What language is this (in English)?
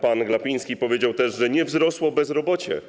Polish